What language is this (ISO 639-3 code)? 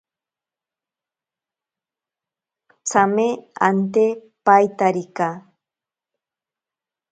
prq